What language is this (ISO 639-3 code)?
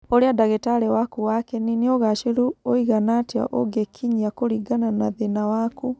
kik